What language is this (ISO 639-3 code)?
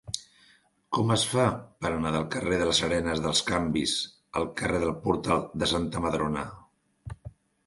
cat